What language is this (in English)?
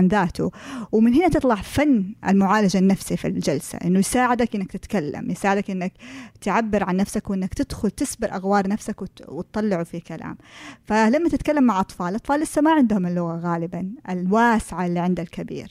Arabic